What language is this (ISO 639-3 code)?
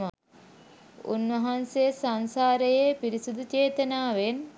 sin